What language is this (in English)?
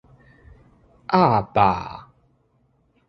Min Nan Chinese